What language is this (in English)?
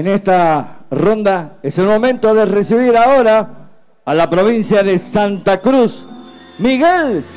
Spanish